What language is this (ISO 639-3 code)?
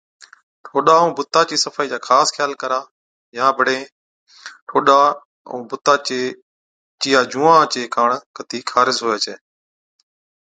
odk